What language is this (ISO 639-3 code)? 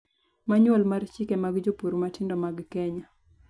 luo